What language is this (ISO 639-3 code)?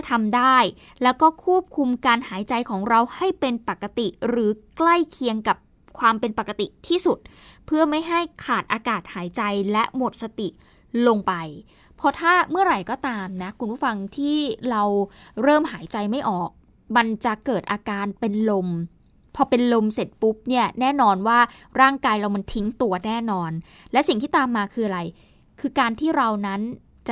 tha